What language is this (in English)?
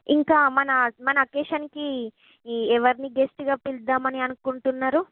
Telugu